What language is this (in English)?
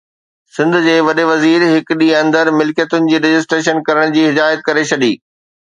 Sindhi